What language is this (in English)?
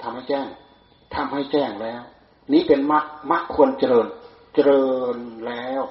Thai